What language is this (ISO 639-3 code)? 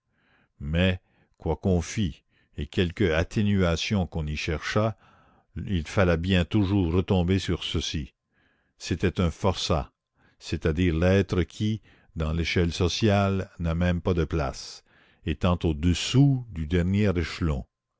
fra